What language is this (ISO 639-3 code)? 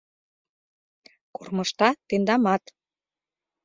chm